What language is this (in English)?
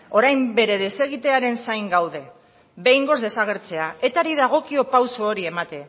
Basque